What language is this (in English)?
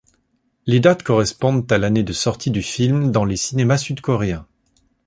French